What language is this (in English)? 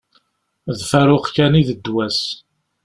Kabyle